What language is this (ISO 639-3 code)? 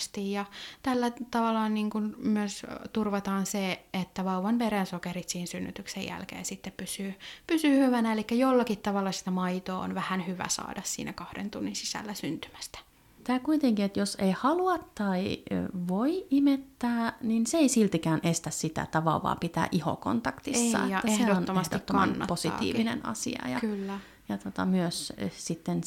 fin